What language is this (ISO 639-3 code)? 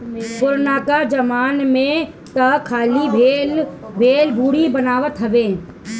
bho